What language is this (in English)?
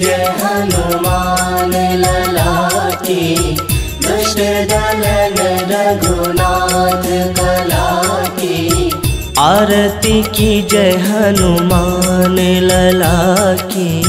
Hindi